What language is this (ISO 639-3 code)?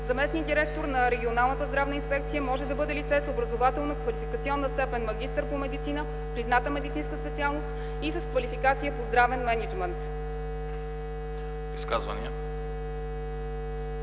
bul